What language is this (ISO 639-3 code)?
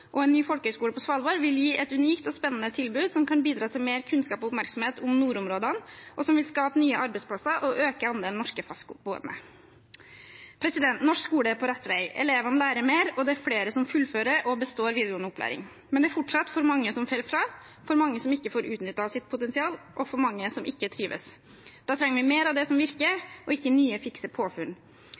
nob